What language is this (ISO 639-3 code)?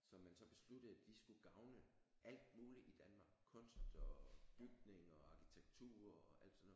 dan